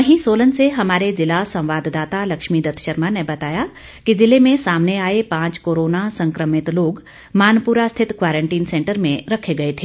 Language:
Hindi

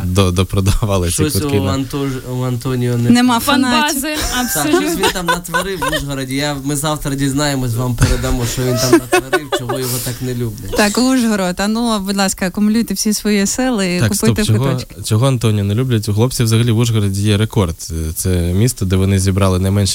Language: Ukrainian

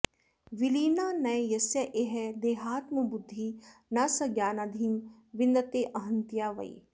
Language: Sanskrit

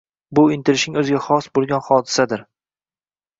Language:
Uzbek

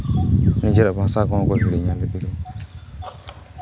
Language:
Santali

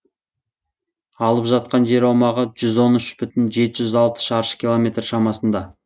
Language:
Kazakh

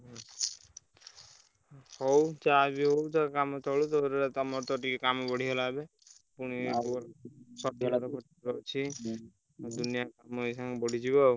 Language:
Odia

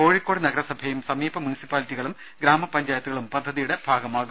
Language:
Malayalam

